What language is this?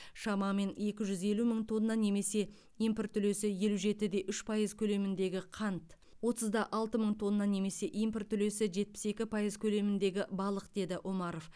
Kazakh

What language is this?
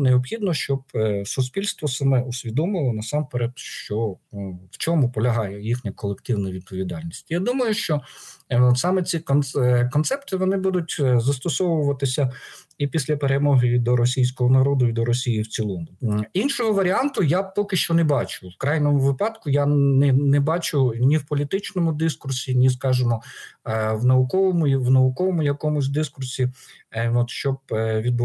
Ukrainian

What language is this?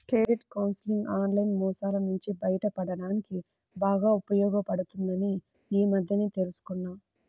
Telugu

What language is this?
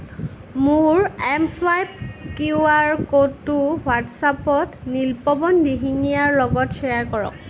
Assamese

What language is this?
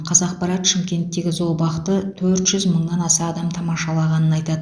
Kazakh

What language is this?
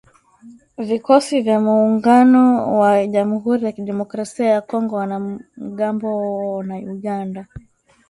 Swahili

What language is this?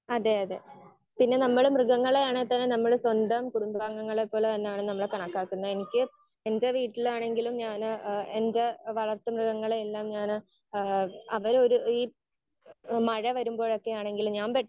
Malayalam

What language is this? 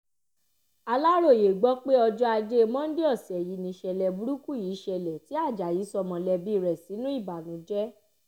Yoruba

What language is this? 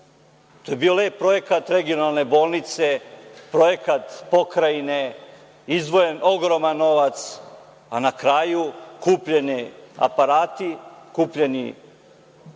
Serbian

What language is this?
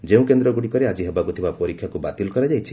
Odia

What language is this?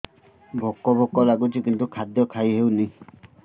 Odia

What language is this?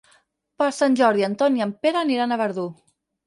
Catalan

